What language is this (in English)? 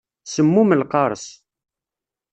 Kabyle